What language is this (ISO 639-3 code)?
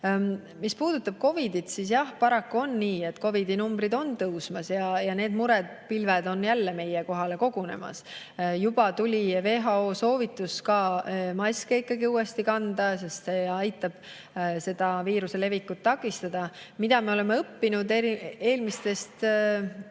est